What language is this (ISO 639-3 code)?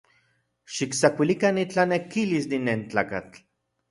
ncx